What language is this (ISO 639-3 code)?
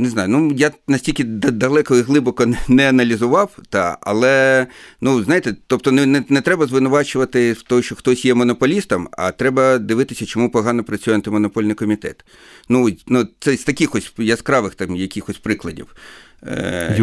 ukr